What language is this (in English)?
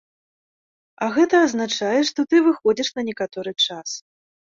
Belarusian